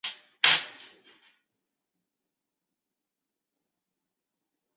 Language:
Chinese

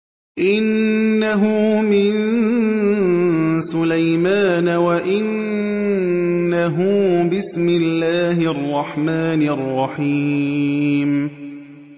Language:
Arabic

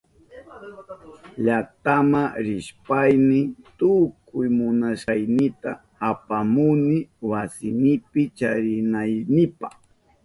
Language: Southern Pastaza Quechua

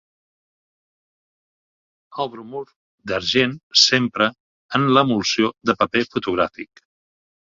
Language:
Catalan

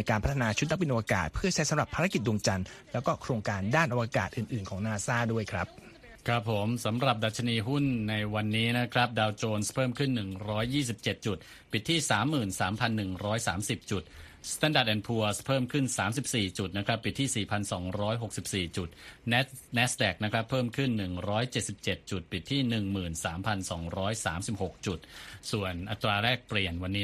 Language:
Thai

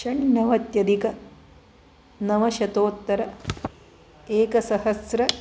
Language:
Sanskrit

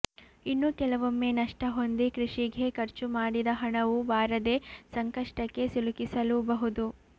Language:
Kannada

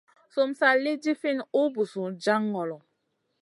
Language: Masana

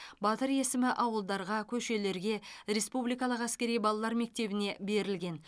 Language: Kazakh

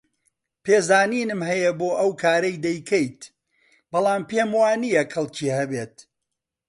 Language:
Central Kurdish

